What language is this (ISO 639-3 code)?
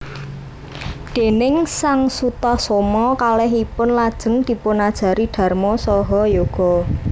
jav